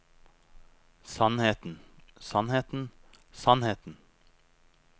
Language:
Norwegian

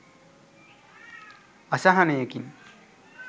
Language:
Sinhala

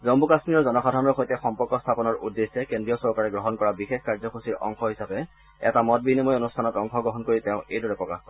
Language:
Assamese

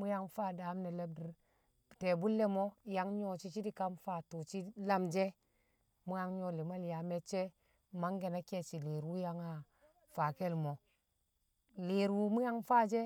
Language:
Kamo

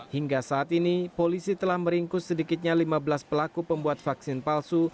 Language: Indonesian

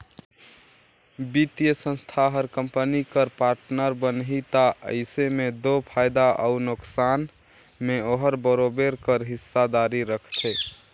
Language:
Chhattisgarhi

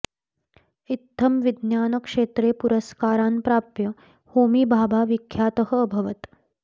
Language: Sanskrit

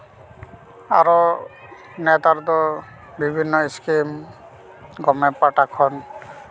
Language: Santali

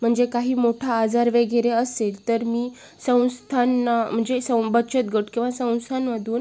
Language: Marathi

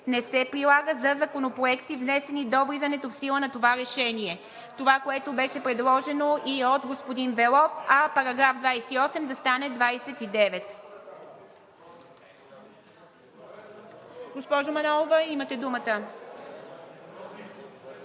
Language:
Bulgarian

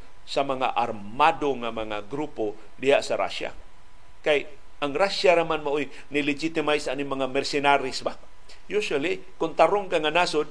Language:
Filipino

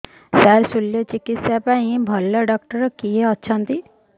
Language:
Odia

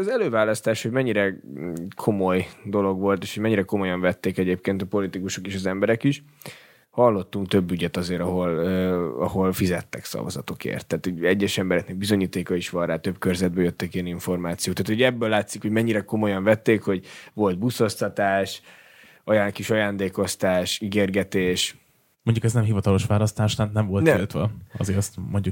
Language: Hungarian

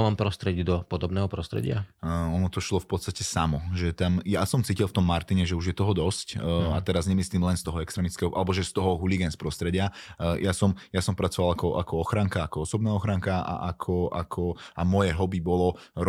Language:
Slovak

